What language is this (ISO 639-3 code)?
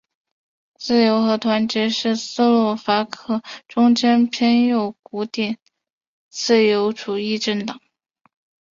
zho